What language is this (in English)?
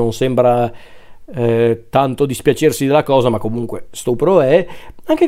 Italian